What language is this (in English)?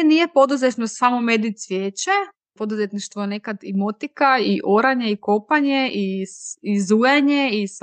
Croatian